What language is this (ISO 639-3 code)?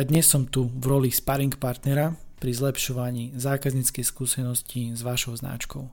slk